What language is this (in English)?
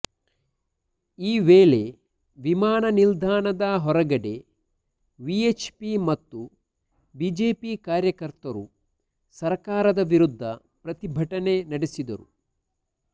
Kannada